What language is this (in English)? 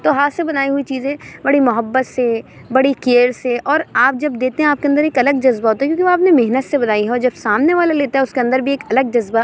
Urdu